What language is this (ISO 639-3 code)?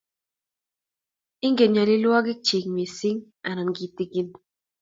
kln